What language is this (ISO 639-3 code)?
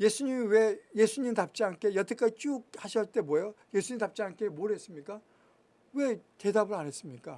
kor